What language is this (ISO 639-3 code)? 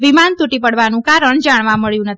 guj